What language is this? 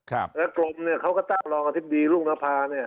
Thai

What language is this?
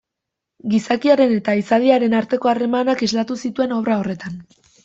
Basque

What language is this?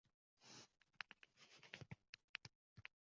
Uzbek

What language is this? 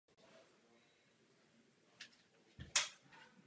Czech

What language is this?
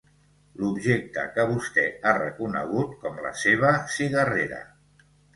Catalan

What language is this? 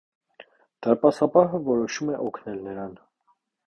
Armenian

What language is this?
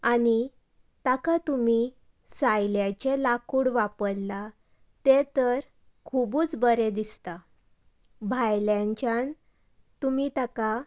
Konkani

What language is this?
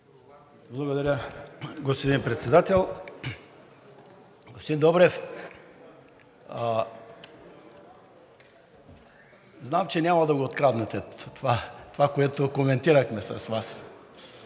Bulgarian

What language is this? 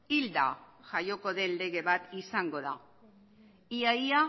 Basque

